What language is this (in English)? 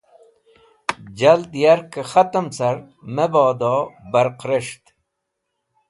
Wakhi